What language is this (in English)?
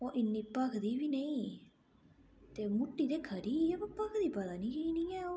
Dogri